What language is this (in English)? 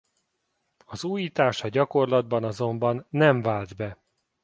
Hungarian